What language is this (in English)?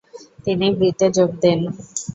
Bangla